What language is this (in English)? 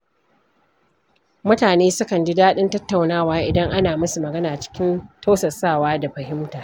Hausa